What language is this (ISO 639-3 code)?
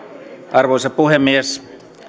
fin